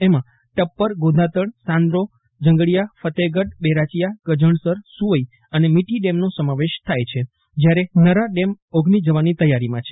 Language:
Gujarati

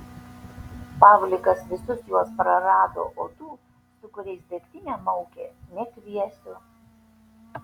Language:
Lithuanian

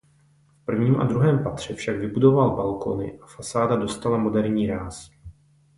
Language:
Czech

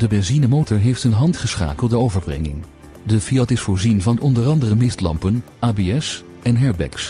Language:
Dutch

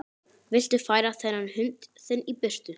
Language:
Icelandic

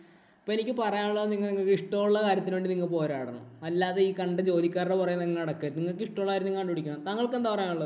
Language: Malayalam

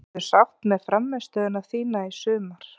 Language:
Icelandic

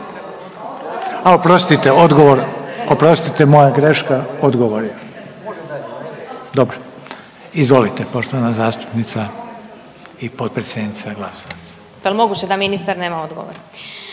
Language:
Croatian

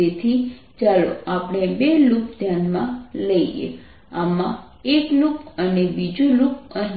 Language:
Gujarati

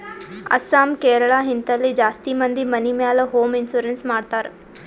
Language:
Kannada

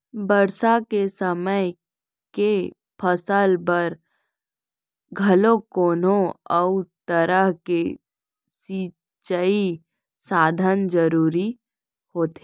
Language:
Chhattisgarhi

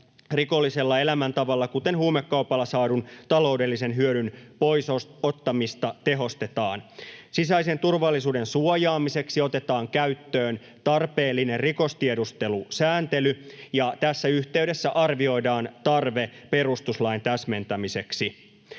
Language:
Finnish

